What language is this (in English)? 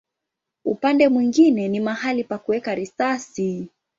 Swahili